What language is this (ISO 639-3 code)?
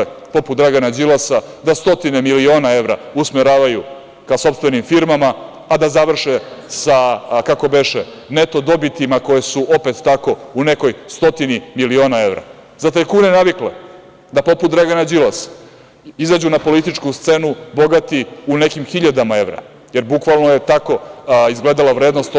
srp